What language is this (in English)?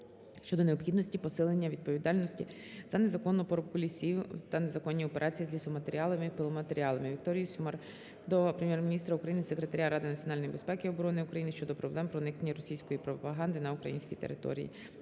Ukrainian